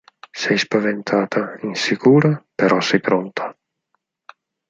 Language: Italian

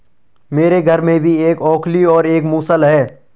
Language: Hindi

